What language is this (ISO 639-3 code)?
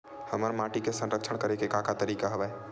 hne